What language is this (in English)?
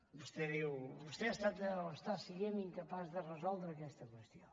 Catalan